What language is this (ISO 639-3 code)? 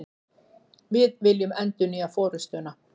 isl